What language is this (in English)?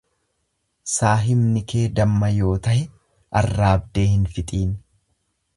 Oromo